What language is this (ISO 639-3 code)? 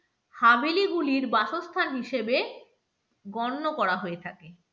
ben